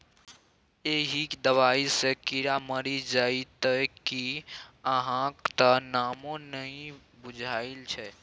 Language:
Maithili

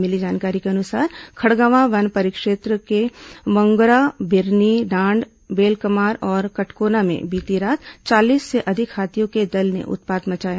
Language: Hindi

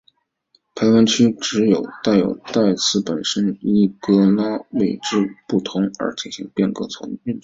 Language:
Chinese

